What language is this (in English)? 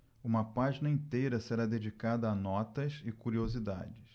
Portuguese